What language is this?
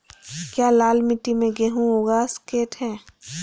Magahi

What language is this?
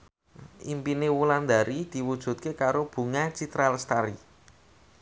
Javanese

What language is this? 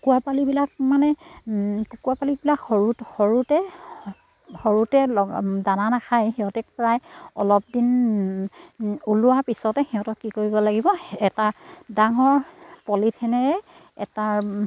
Assamese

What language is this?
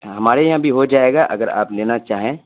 Urdu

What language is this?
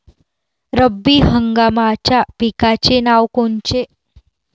Marathi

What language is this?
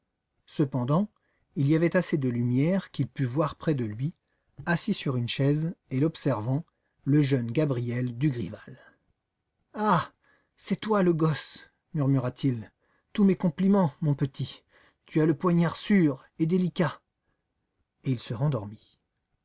French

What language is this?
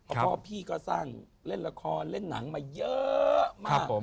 Thai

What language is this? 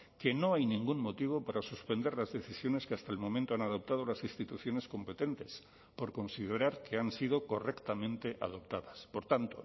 Spanish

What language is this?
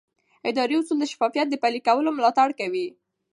Pashto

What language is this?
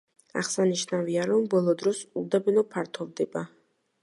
Georgian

